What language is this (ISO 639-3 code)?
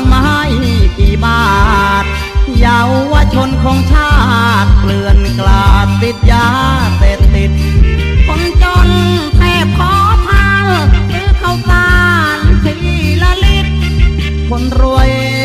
tha